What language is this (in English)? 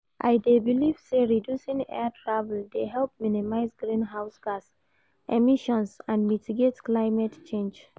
Nigerian Pidgin